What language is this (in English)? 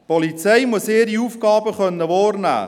Swiss German